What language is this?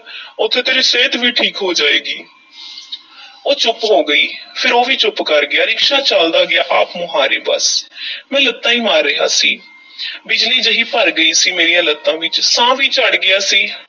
Punjabi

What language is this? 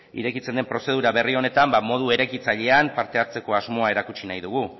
Basque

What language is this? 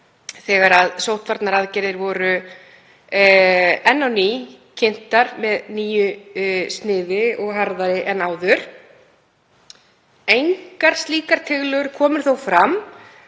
Icelandic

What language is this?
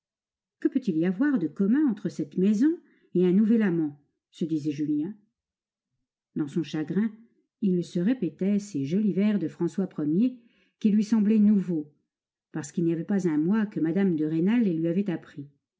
French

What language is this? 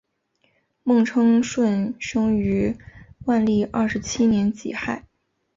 Chinese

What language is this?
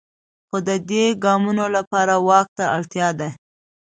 Pashto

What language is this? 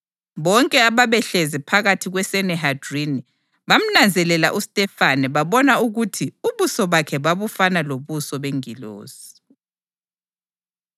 North Ndebele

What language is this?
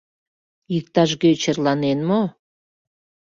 Mari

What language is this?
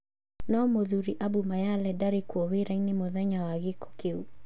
Kikuyu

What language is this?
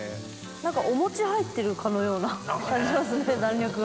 Japanese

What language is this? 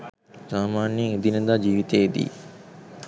Sinhala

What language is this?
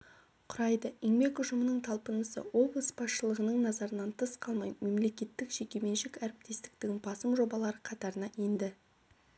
Kazakh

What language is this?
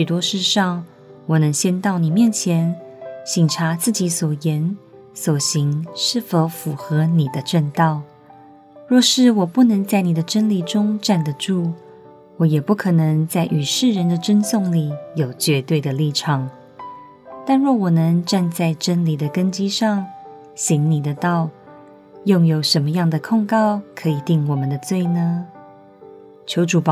Chinese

